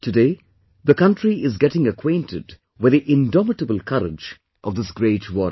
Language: English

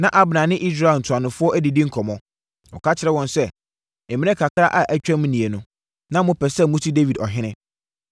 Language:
Akan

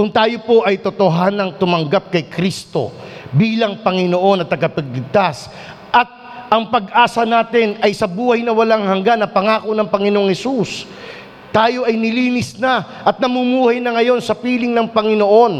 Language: Filipino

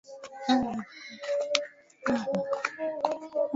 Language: Swahili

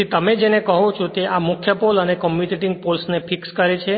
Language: Gujarati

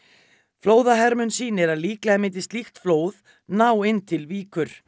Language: Icelandic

